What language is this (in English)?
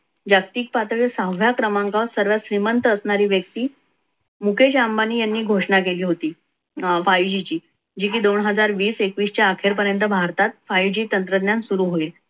Marathi